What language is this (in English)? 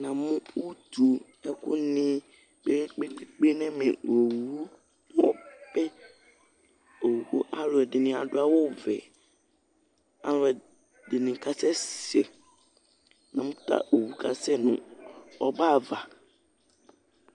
Ikposo